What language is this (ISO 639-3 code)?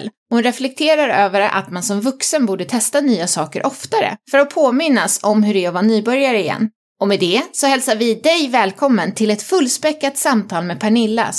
swe